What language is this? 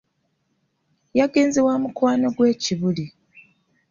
Ganda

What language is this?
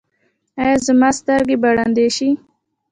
Pashto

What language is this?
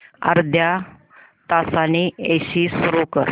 Marathi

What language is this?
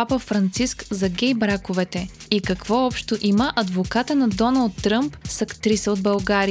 Bulgarian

